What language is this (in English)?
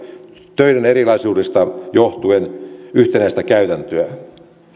Finnish